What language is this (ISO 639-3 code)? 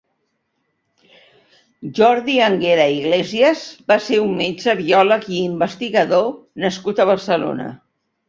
cat